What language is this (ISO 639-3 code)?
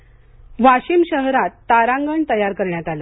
mar